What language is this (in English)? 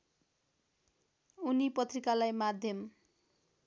Nepali